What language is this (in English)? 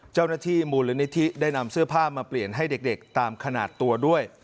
Thai